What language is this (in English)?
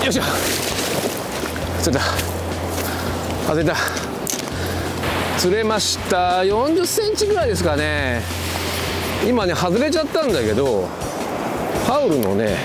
Japanese